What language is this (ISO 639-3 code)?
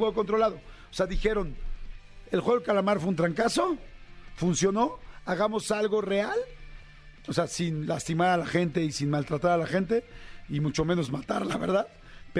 spa